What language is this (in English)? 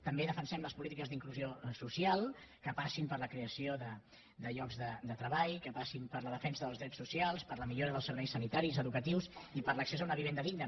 Catalan